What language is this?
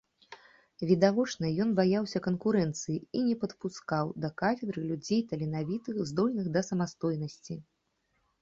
Belarusian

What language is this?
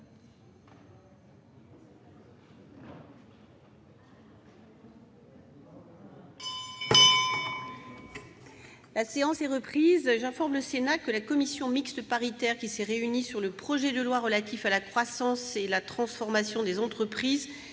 French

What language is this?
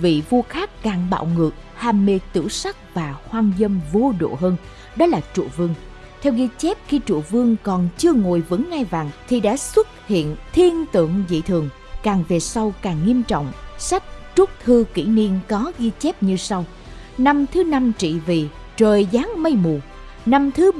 Vietnamese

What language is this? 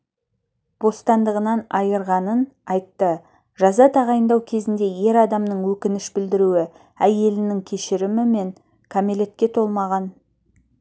Kazakh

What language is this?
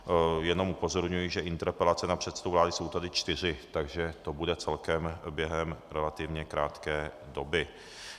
Czech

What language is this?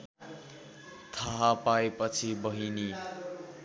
Nepali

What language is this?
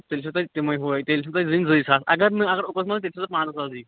Kashmiri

